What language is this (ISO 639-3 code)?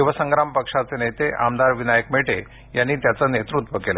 mar